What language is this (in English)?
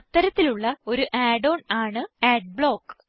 Malayalam